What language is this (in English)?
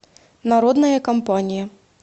Russian